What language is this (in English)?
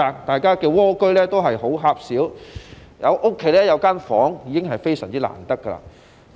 Cantonese